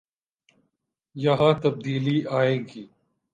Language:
Urdu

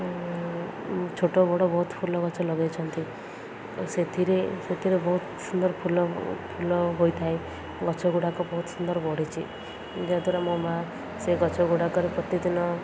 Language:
Odia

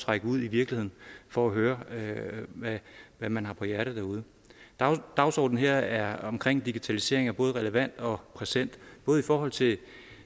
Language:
Danish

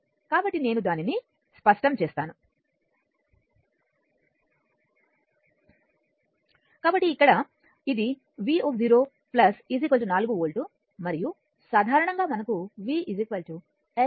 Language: Telugu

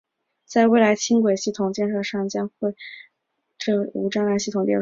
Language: Chinese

